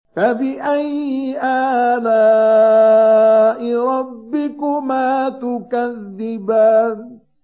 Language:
Arabic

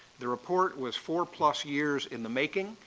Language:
English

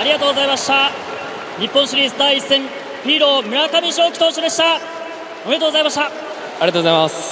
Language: Japanese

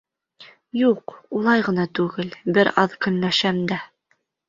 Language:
Bashkir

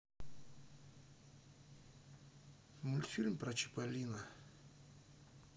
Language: Russian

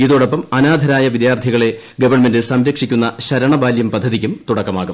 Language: Malayalam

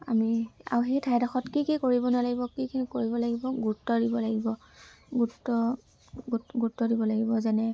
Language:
Assamese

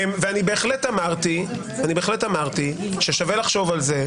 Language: Hebrew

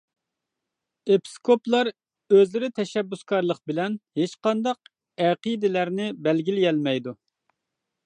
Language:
Uyghur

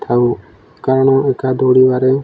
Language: Odia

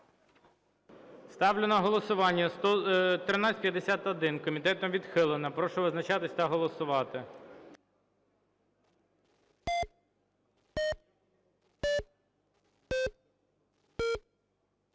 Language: Ukrainian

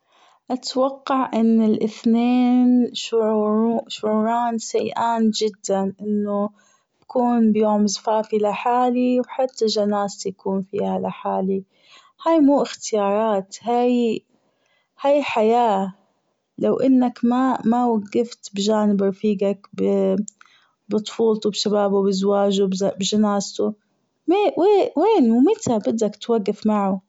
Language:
Gulf Arabic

